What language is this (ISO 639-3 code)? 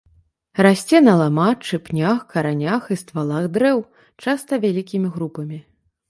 bel